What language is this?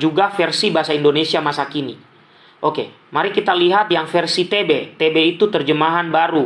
Indonesian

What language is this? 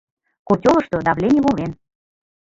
Mari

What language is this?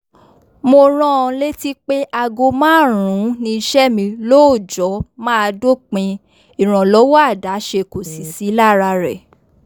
Yoruba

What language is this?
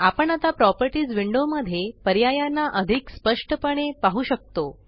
Marathi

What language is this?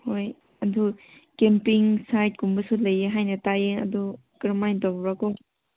Manipuri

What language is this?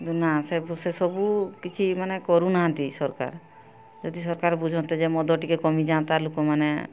Odia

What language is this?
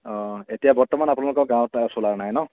Assamese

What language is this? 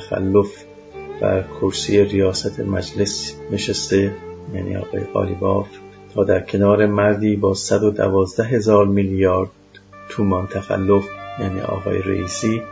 Persian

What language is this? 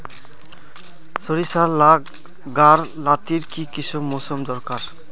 Magahi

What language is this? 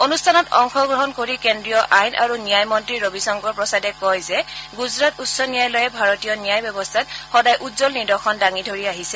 Assamese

